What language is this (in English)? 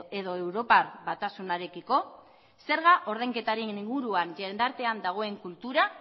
Basque